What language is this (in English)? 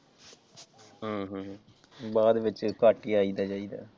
Punjabi